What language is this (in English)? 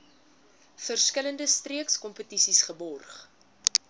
Afrikaans